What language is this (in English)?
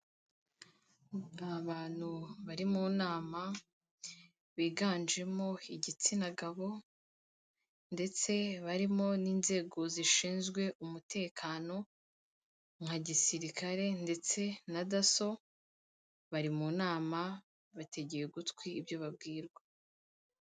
Kinyarwanda